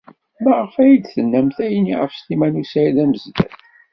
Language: Kabyle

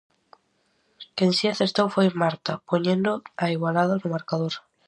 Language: Galician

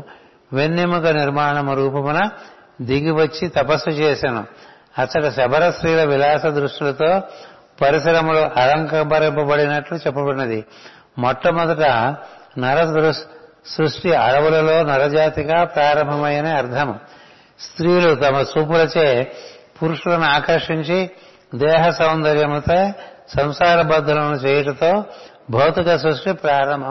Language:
Telugu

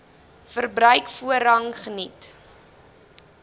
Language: Afrikaans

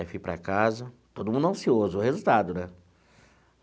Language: Portuguese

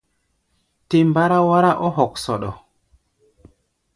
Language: Gbaya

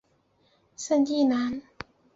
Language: Chinese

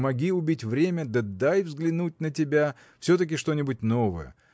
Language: Russian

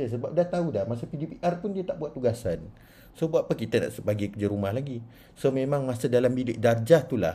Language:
Malay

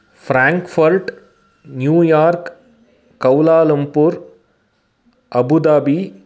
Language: Sanskrit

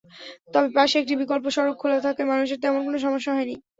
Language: Bangla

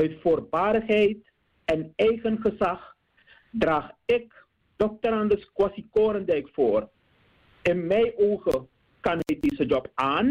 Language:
Dutch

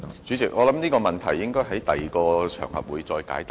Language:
Cantonese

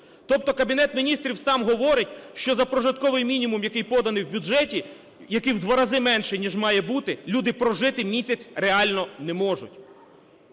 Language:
Ukrainian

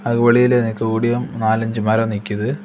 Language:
Tamil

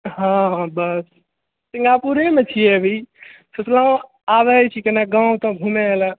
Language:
Maithili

